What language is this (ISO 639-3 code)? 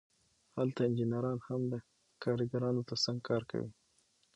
pus